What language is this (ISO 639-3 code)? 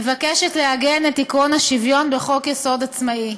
heb